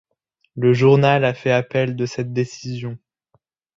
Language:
French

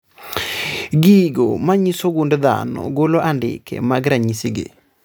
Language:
Luo (Kenya and Tanzania)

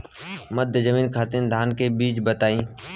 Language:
Bhojpuri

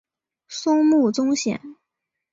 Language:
Chinese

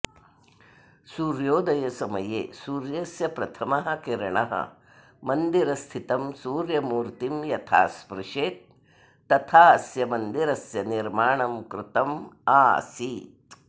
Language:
Sanskrit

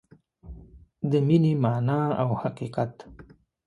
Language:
Pashto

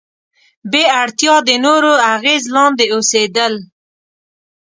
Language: Pashto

